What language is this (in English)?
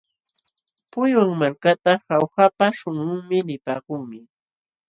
Jauja Wanca Quechua